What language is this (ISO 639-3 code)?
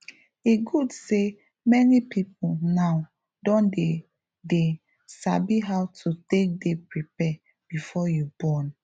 pcm